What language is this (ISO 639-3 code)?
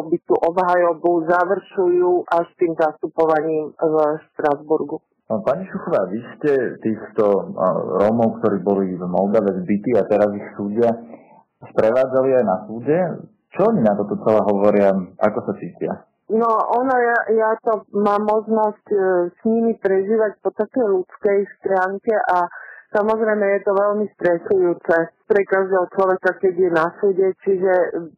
slk